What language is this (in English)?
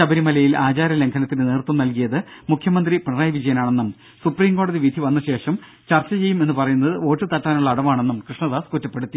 Malayalam